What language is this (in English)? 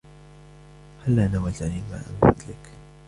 Arabic